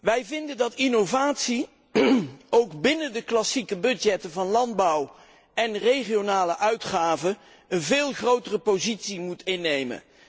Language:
Dutch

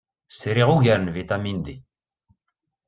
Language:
Kabyle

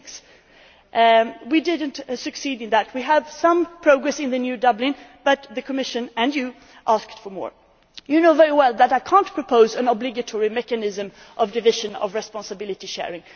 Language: English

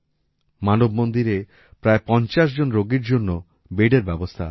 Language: Bangla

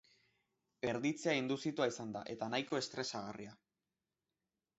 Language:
Basque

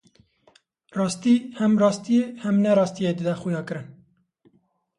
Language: Kurdish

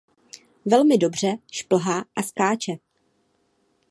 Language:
Czech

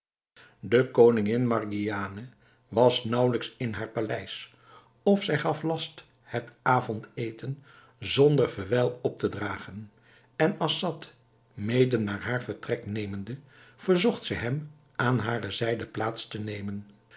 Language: Dutch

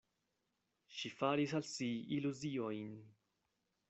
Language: Esperanto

